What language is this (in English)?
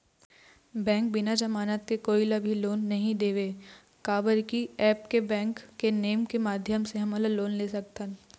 Chhattisgarhi